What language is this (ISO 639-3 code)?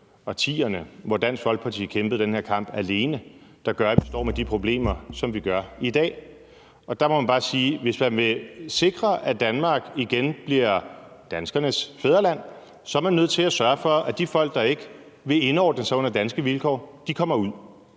dan